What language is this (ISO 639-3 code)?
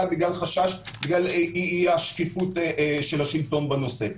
heb